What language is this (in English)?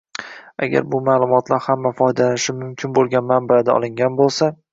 Uzbek